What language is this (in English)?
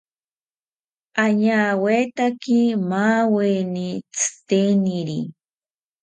South Ucayali Ashéninka